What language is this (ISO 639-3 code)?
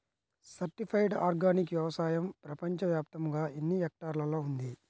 tel